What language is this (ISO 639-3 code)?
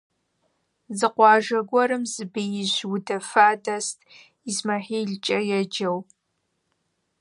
kbd